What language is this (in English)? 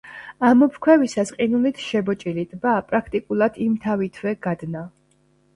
Georgian